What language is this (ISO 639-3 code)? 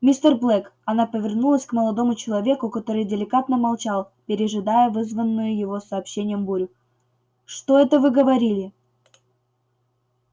rus